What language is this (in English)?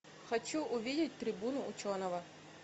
Russian